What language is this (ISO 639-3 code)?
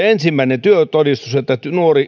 fin